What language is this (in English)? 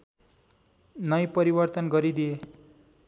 Nepali